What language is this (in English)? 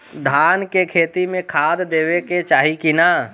Bhojpuri